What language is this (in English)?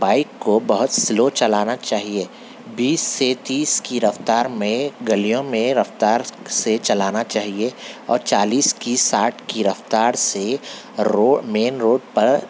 Urdu